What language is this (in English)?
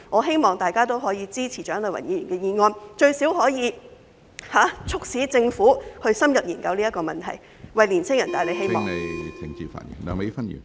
Cantonese